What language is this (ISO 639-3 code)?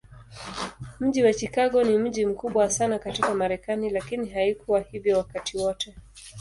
swa